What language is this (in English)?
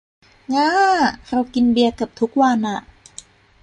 Thai